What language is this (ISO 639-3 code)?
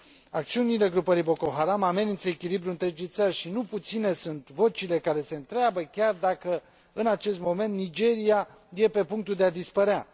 ron